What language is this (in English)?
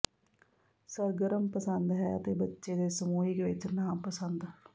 Punjabi